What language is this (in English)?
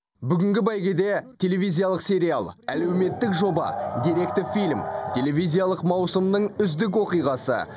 Kazakh